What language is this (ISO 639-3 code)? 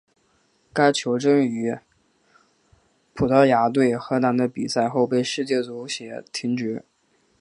zho